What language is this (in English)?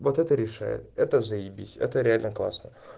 Russian